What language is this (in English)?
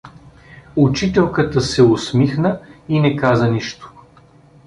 Bulgarian